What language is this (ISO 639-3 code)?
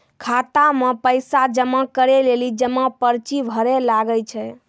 mai